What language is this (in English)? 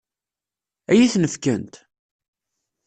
Kabyle